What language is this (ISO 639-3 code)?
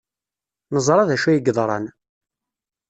kab